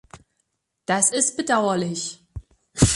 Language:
German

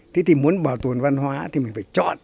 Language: Vietnamese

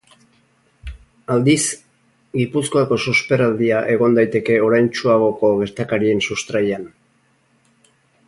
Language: Basque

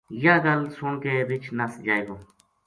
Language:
Gujari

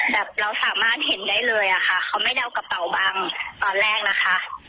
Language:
Thai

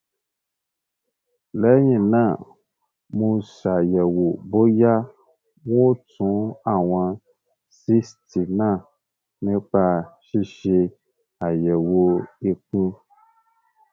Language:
Yoruba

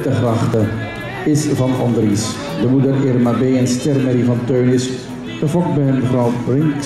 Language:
Dutch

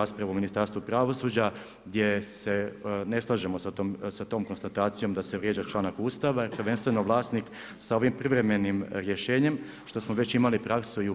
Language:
Croatian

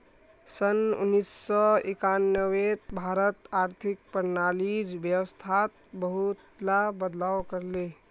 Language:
Magahi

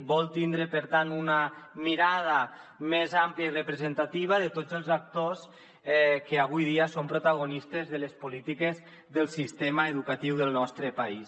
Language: Catalan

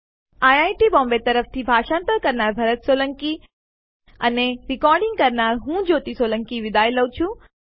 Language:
Gujarati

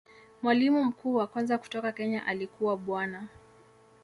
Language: Swahili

